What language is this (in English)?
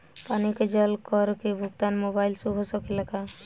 Bhojpuri